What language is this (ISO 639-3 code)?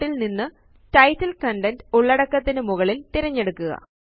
mal